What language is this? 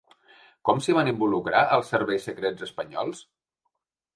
Catalan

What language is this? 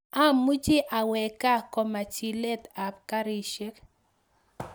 Kalenjin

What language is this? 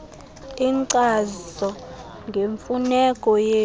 Xhosa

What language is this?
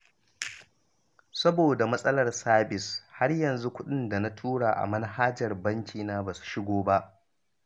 Hausa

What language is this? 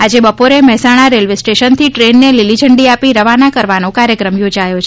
Gujarati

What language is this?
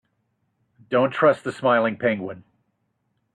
English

